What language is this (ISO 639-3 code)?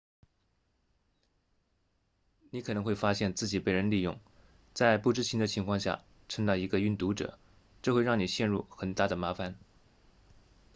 zho